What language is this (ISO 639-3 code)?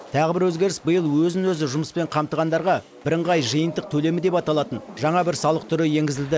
kaz